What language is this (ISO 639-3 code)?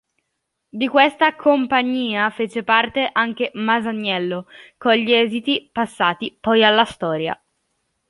ita